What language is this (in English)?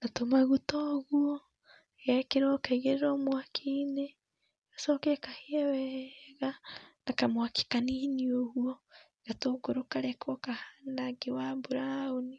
Kikuyu